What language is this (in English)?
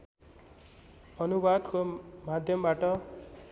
Nepali